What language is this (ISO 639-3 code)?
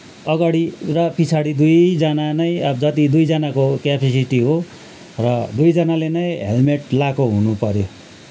nep